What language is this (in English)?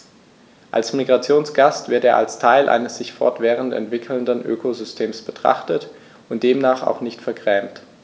German